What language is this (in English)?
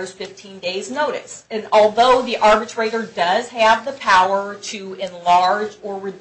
English